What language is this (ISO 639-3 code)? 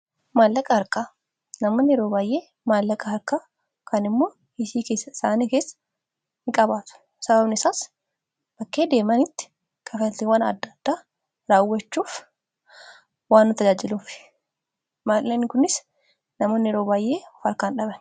orm